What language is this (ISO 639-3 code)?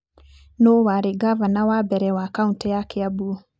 kik